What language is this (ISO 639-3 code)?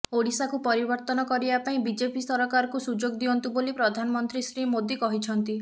ori